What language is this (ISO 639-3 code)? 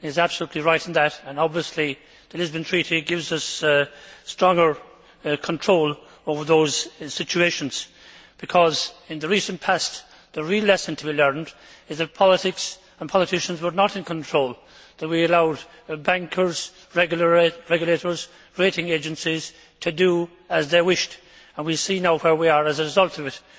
eng